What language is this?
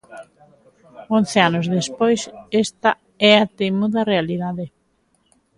Galician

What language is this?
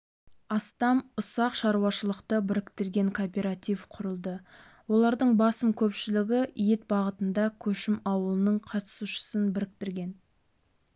Kazakh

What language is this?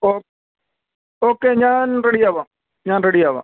Malayalam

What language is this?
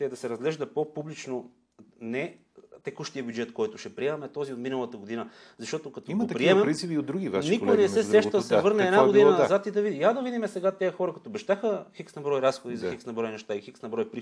Bulgarian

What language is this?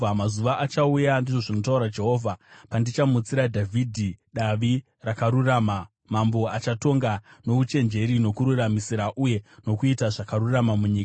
Shona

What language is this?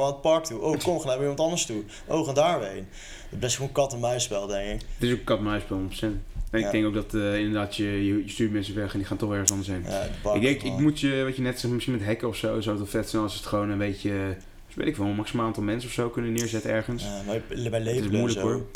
Dutch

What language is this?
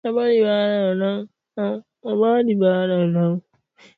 Swahili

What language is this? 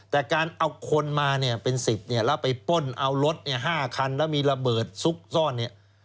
Thai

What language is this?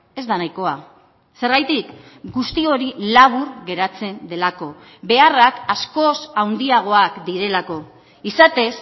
Basque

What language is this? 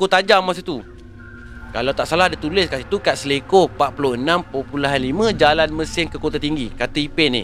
Malay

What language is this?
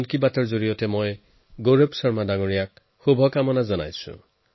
Assamese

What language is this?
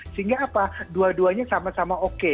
Indonesian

